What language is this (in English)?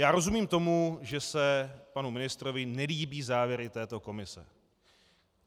Czech